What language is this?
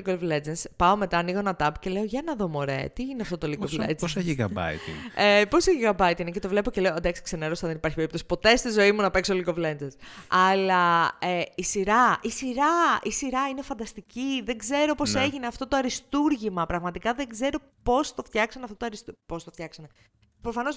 Greek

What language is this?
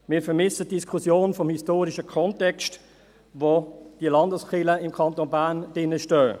Swiss German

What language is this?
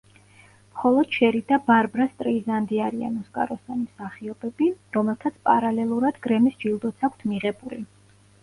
Georgian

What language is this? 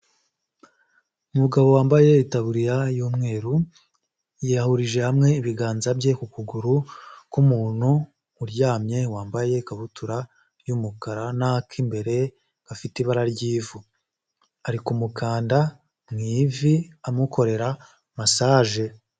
Kinyarwanda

